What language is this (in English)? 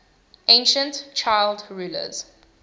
English